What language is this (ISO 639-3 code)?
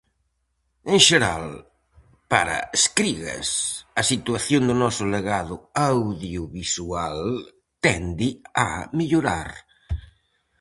glg